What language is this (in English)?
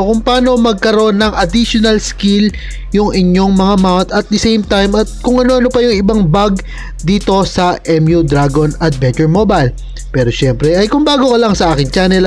Filipino